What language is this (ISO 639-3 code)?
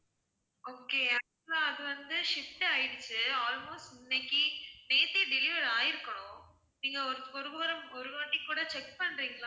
tam